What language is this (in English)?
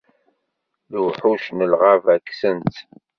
Kabyle